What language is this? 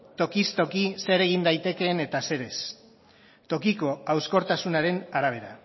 Basque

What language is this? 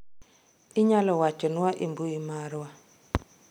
Luo (Kenya and Tanzania)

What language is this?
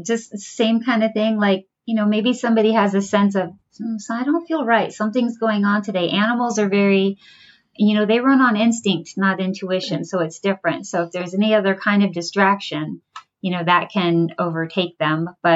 English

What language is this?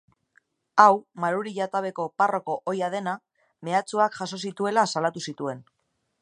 Basque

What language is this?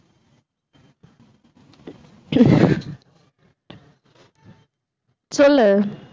Tamil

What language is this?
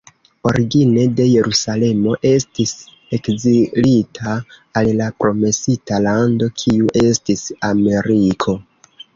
Esperanto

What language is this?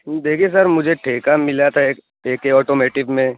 Urdu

